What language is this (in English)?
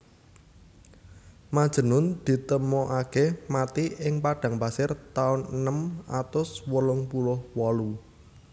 Javanese